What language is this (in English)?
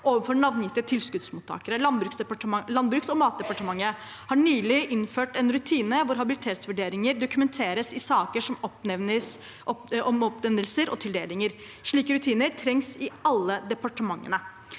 Norwegian